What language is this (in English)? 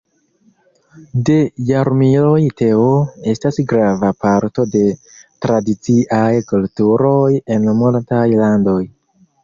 Esperanto